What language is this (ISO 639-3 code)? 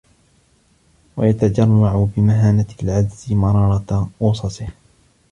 ara